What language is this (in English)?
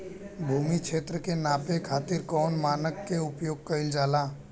Bhojpuri